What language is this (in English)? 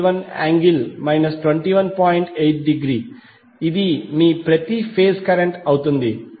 Telugu